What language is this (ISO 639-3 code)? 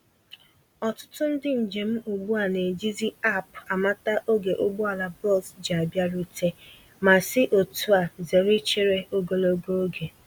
ibo